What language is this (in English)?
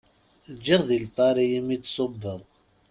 Kabyle